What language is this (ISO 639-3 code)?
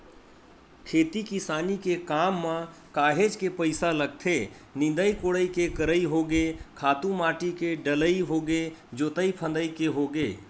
hne